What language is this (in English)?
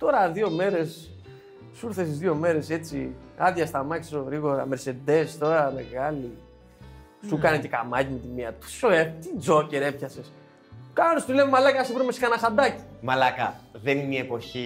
Greek